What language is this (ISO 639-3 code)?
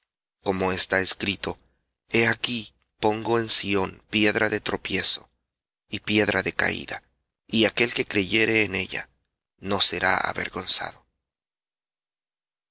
spa